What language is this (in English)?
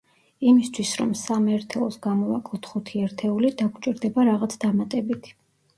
Georgian